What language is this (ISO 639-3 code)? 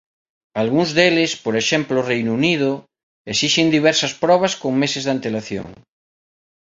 glg